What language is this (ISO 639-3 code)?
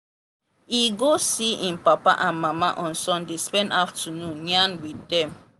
pcm